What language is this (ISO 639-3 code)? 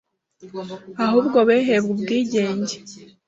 kin